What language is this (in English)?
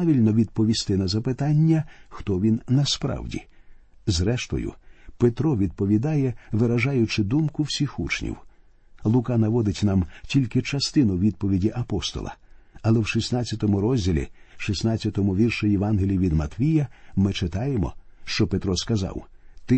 Ukrainian